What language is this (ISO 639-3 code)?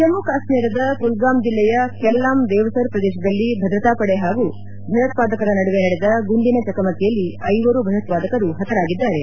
kan